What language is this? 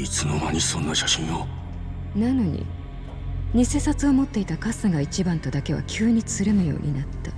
Japanese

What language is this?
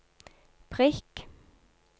Norwegian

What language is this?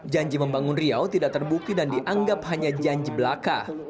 Indonesian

